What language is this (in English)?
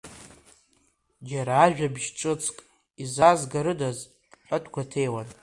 Abkhazian